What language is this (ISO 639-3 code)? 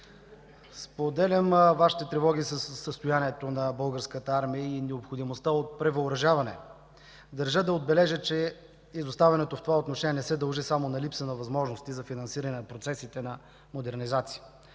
bul